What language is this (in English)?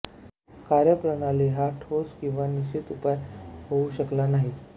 Marathi